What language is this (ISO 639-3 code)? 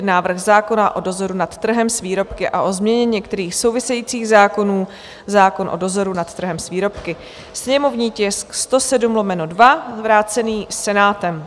ces